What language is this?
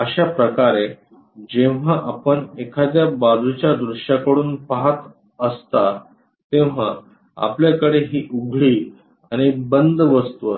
Marathi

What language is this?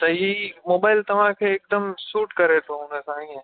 Sindhi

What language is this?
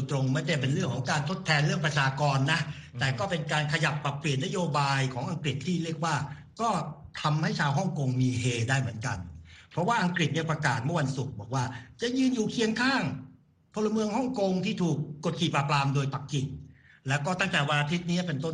Thai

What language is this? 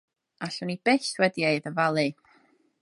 Welsh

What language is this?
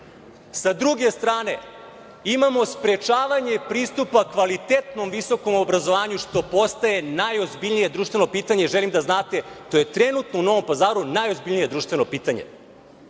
Serbian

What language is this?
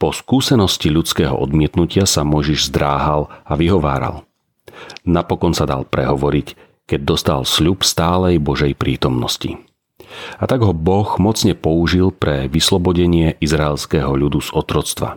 Slovak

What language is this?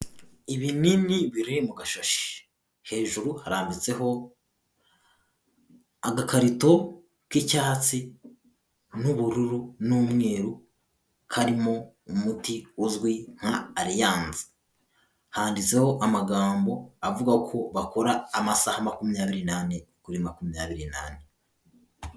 Kinyarwanda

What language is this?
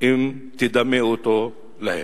Hebrew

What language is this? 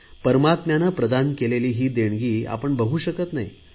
Marathi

